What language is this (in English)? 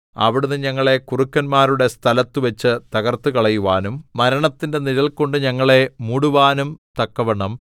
Malayalam